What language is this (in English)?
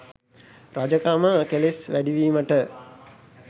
Sinhala